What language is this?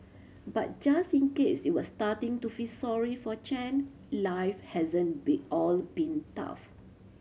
English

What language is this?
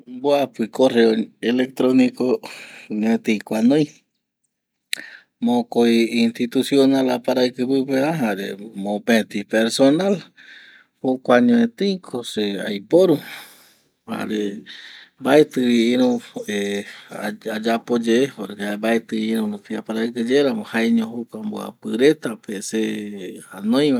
Eastern Bolivian Guaraní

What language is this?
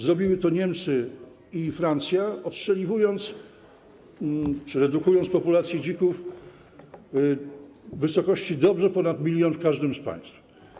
Polish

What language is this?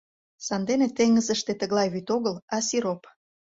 Mari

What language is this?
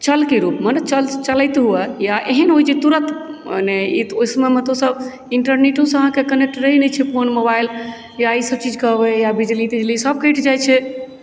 Maithili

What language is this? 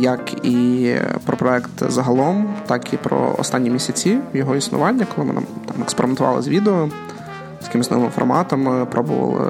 Ukrainian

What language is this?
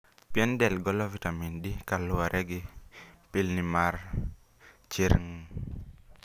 Luo (Kenya and Tanzania)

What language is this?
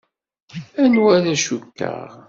Kabyle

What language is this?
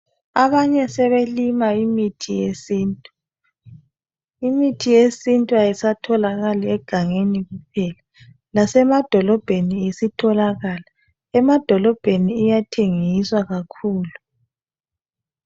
North Ndebele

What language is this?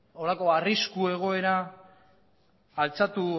Basque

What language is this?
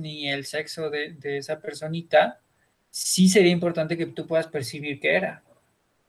Spanish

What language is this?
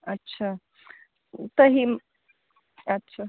Sindhi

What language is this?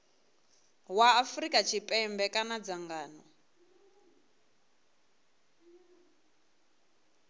Venda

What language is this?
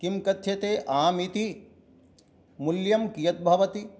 Sanskrit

